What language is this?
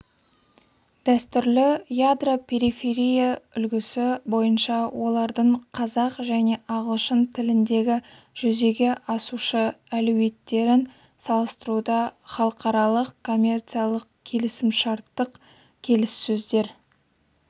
Kazakh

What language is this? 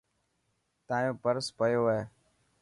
Dhatki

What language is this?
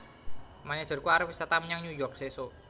Javanese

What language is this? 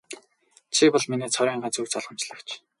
Mongolian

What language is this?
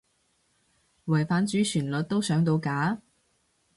Cantonese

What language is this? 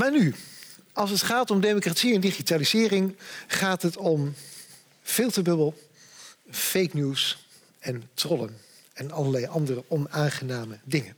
Dutch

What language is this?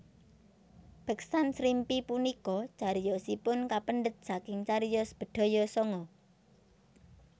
Javanese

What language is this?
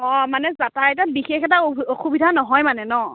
Assamese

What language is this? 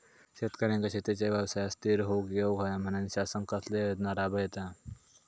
Marathi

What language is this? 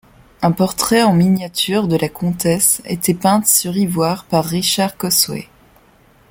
French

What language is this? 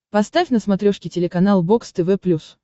Russian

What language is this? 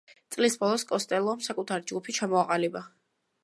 Georgian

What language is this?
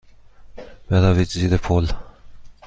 Persian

